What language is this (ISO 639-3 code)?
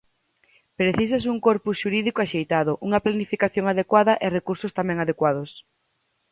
glg